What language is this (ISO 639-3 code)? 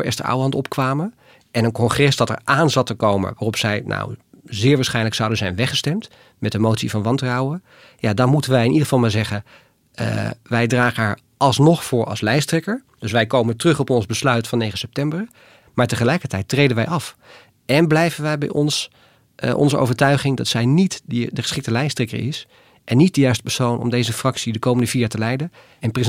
nld